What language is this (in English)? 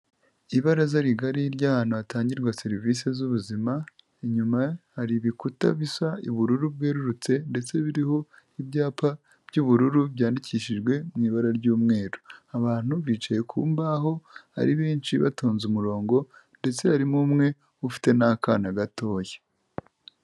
Kinyarwanda